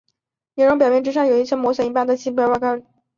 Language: Chinese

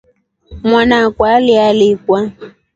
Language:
Rombo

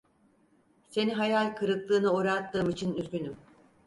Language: Turkish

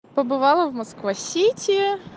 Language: Russian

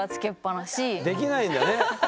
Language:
Japanese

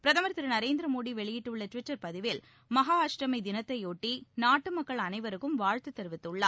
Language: Tamil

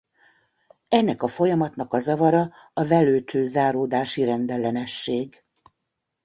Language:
Hungarian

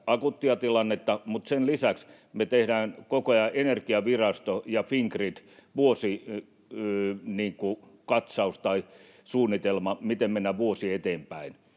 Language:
Finnish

